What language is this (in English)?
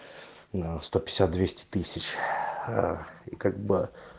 Russian